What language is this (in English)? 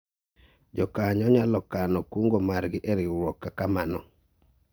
Luo (Kenya and Tanzania)